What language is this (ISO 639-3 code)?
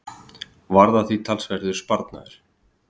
isl